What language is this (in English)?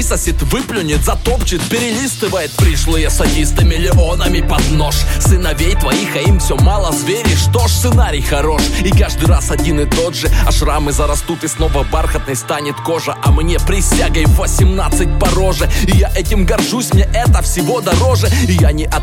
Russian